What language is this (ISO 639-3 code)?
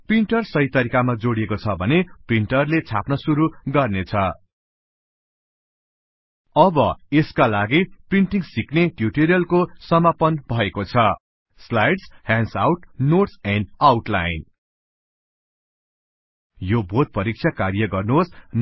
nep